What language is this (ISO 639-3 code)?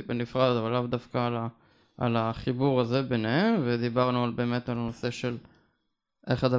heb